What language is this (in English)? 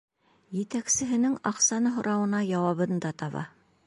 Bashkir